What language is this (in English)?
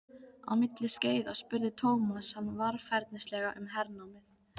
Icelandic